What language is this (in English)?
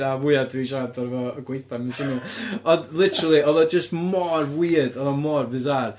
Welsh